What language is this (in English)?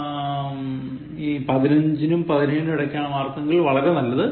Malayalam